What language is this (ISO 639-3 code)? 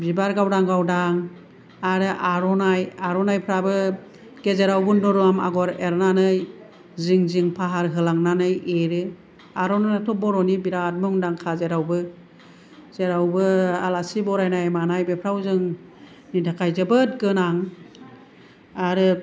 brx